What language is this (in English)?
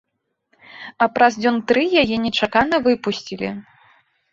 Belarusian